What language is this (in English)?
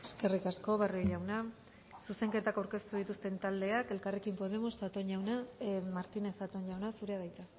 Basque